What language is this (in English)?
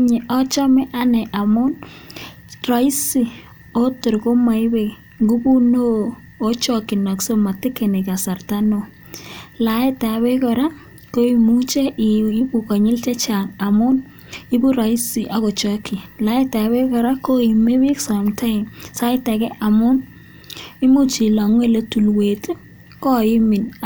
Kalenjin